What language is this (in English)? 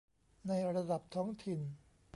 Thai